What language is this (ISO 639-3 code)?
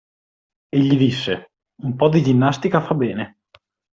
ita